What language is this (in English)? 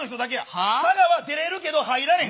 Japanese